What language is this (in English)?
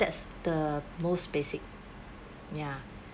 English